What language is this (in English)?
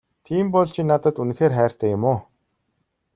Mongolian